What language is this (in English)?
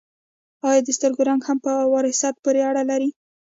Pashto